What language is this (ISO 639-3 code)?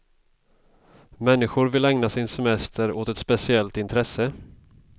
swe